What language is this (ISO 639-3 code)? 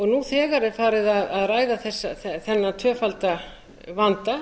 isl